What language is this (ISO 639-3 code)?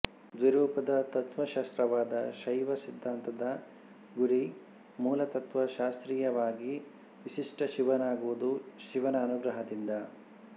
kan